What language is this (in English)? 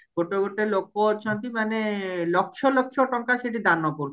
Odia